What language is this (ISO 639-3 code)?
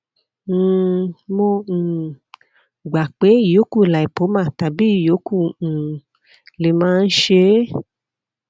yor